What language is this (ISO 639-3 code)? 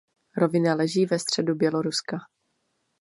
ces